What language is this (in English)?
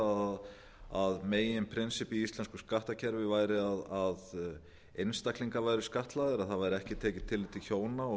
Icelandic